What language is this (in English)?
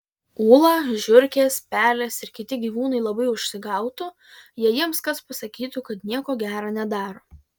Lithuanian